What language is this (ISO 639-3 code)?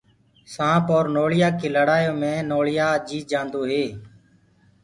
ggg